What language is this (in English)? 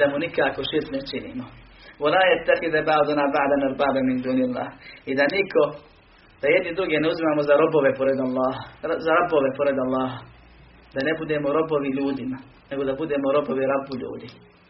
Croatian